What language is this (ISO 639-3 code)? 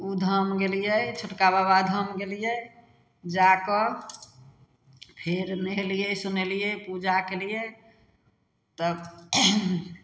mai